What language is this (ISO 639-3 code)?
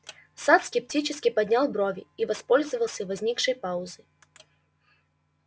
rus